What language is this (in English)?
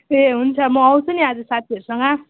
Nepali